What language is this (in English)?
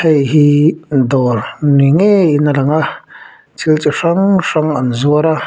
Mizo